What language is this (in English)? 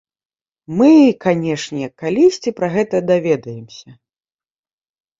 Belarusian